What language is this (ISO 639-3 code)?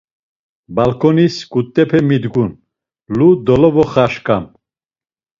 lzz